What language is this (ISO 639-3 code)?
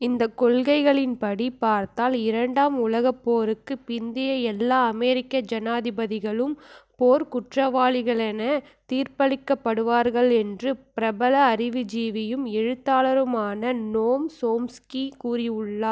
tam